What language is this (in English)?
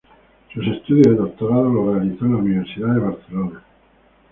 Spanish